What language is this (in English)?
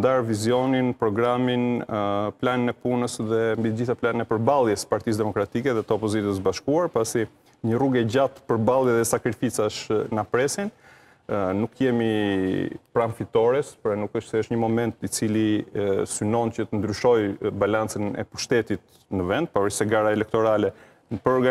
Romanian